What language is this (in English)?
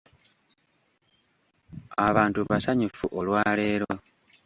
Ganda